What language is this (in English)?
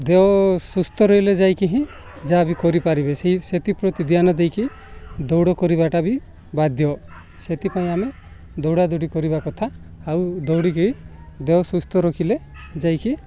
Odia